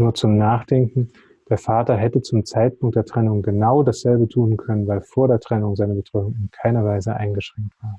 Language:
German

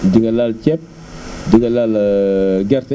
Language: Wolof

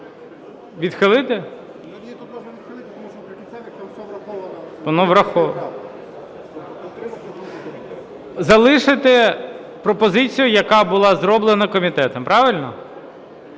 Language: Ukrainian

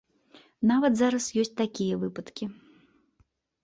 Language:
Belarusian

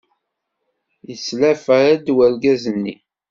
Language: Kabyle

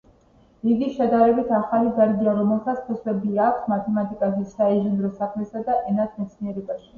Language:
Georgian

